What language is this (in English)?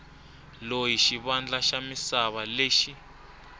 Tsonga